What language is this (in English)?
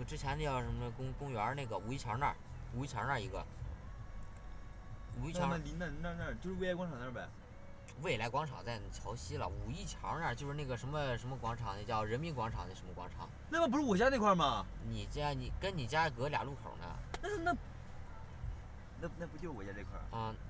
Chinese